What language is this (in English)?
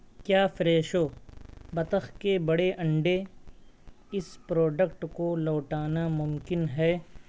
Urdu